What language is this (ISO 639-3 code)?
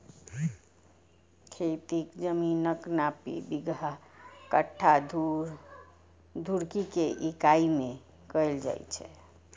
mai